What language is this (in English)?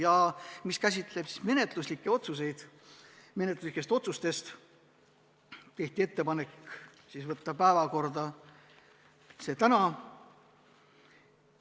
Estonian